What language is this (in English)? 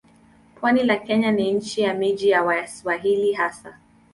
Swahili